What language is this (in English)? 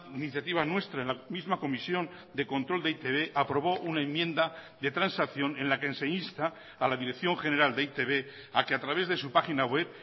Spanish